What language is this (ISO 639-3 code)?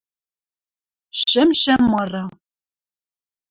mrj